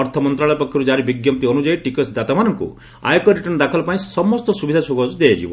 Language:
Odia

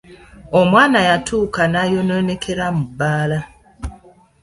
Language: Ganda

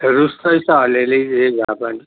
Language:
Nepali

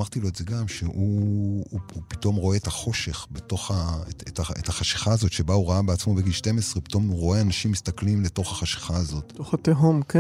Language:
Hebrew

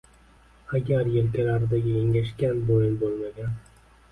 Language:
Uzbek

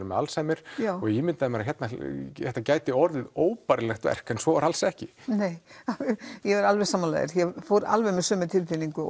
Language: Icelandic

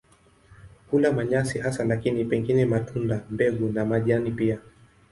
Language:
Swahili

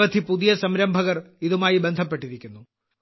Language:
Malayalam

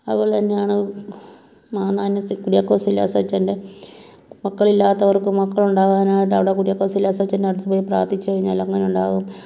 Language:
Malayalam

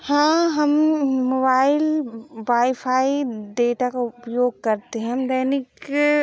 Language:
Hindi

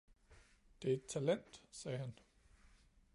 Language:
Danish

